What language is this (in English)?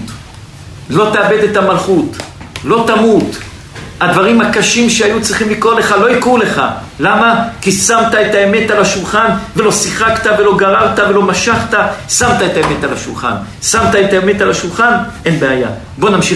Hebrew